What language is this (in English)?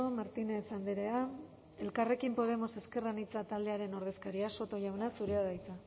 Basque